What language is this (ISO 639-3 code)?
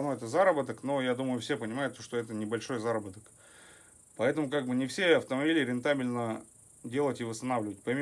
rus